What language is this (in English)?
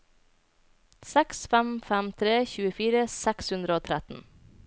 Norwegian